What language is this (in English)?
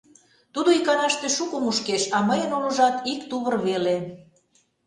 Mari